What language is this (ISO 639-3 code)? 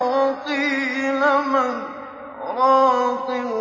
ara